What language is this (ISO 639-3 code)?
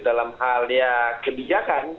ind